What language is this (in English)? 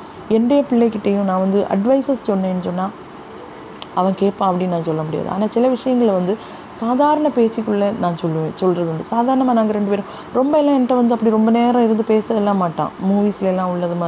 Tamil